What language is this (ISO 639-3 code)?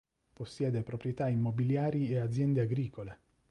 ita